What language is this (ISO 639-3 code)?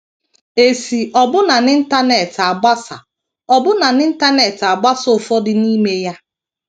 ibo